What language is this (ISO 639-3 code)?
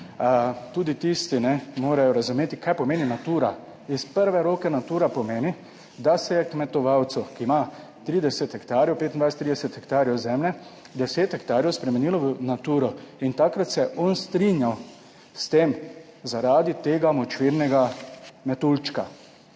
slv